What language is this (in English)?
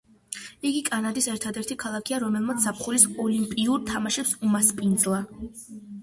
Georgian